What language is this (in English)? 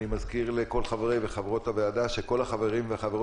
Hebrew